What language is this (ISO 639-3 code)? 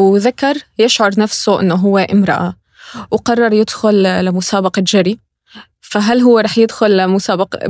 ara